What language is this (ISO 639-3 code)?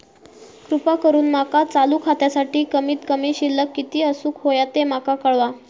mar